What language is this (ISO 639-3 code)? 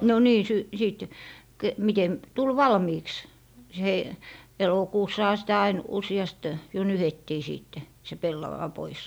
fin